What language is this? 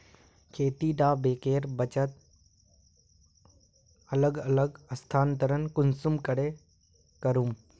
Magahi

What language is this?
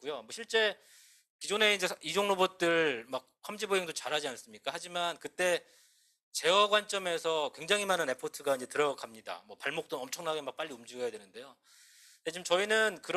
Korean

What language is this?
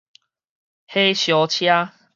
Min Nan Chinese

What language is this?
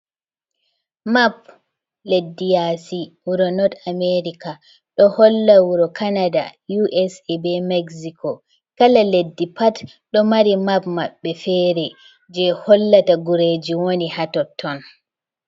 Fula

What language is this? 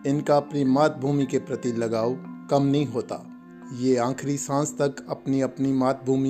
Hindi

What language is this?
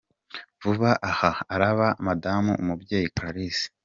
Kinyarwanda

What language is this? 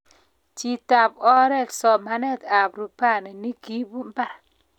Kalenjin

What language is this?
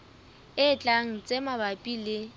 Southern Sotho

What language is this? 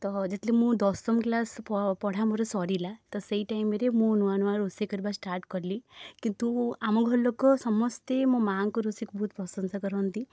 Odia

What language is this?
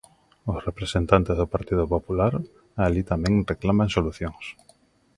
Galician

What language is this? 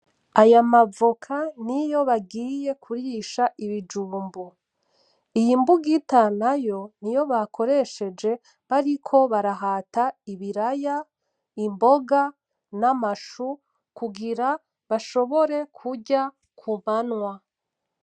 Rundi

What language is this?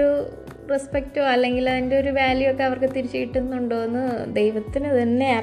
Malayalam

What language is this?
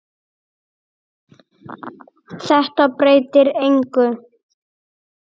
Icelandic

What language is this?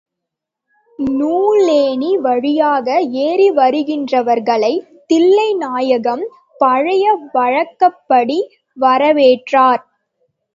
Tamil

